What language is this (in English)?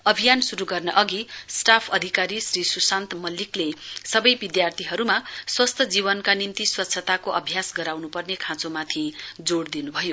Nepali